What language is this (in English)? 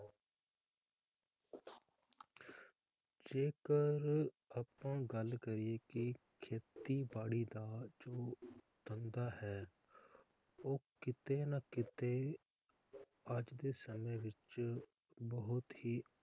Punjabi